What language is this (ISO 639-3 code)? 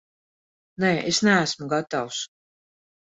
lav